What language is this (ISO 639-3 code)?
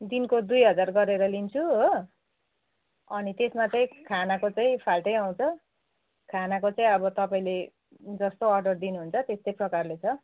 nep